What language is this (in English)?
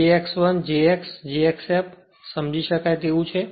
Gujarati